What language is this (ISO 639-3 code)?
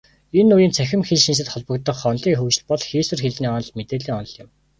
mon